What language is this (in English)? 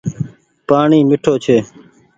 Goaria